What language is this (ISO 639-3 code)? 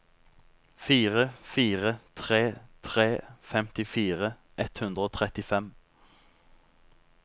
nor